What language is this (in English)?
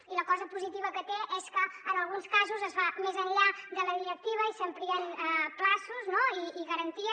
Catalan